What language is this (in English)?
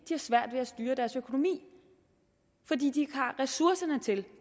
Danish